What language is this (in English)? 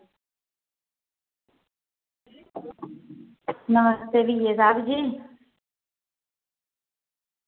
Dogri